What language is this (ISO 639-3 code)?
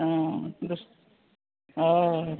kok